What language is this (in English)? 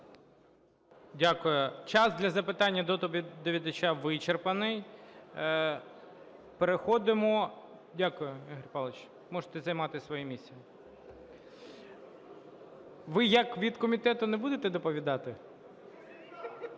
Ukrainian